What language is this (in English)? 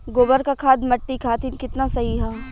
Bhojpuri